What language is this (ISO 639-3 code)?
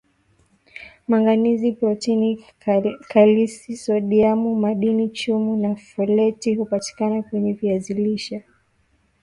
swa